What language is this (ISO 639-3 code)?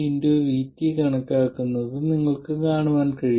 mal